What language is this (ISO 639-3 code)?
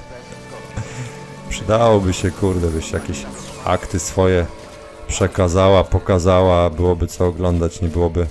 pol